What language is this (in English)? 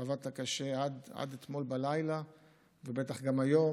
Hebrew